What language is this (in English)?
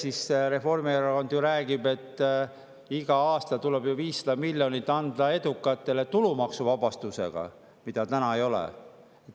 Estonian